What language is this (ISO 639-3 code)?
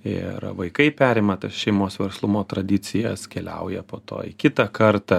lit